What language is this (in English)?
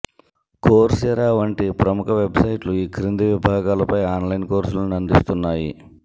Telugu